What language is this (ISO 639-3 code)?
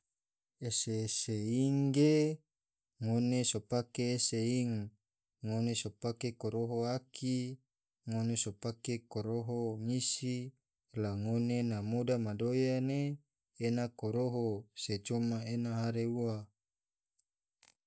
tvo